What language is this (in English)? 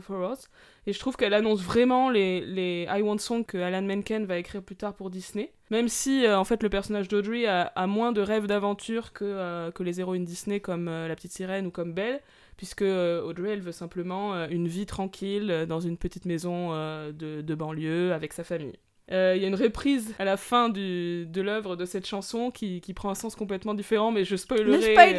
French